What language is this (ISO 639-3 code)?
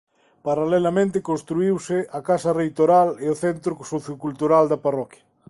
glg